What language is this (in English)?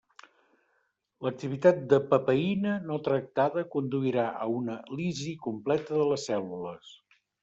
Catalan